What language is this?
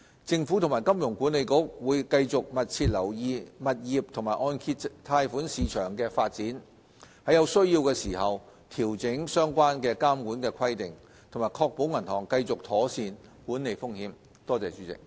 Cantonese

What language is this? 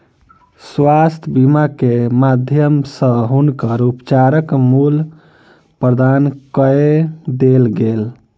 Maithili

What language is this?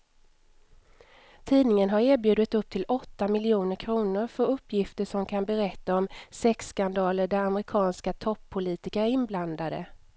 Swedish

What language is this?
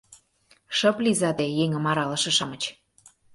Mari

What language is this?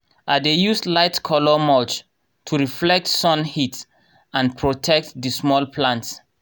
Nigerian Pidgin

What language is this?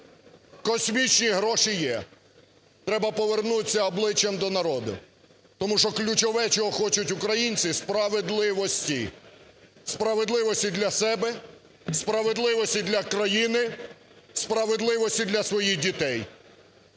Ukrainian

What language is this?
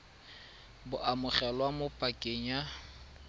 Tswana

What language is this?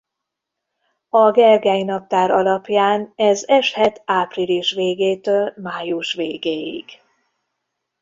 Hungarian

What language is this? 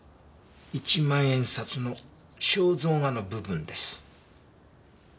Japanese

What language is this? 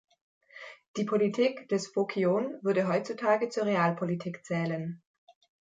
German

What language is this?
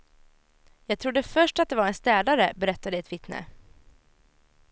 Swedish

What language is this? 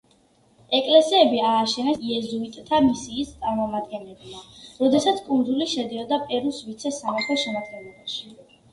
Georgian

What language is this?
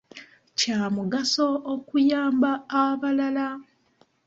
Ganda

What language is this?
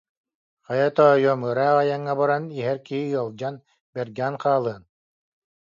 Yakut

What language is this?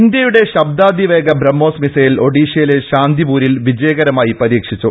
Malayalam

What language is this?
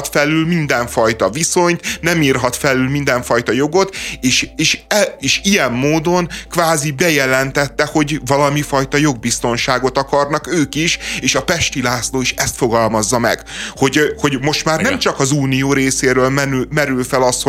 Hungarian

